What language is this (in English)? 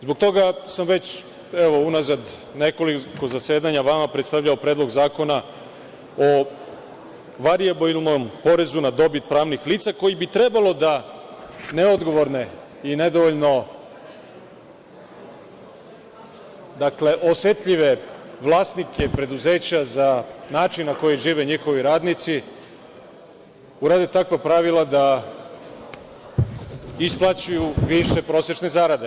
Serbian